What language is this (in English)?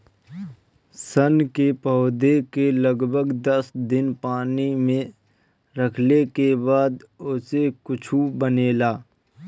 Bhojpuri